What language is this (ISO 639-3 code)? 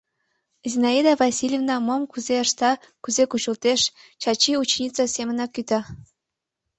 chm